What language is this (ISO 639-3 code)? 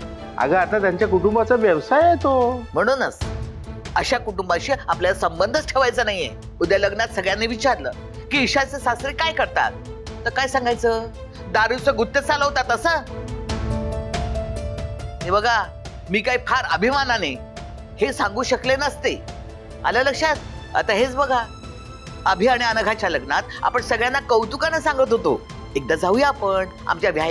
mar